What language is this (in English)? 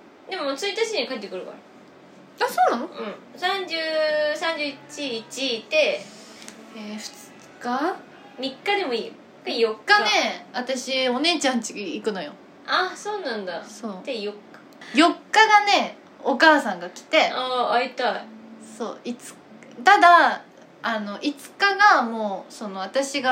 Japanese